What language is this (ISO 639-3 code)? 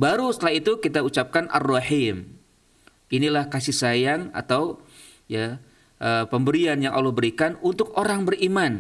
ind